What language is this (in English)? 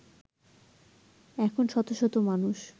Bangla